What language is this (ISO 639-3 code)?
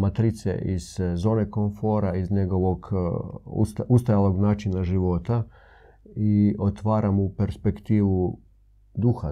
hrv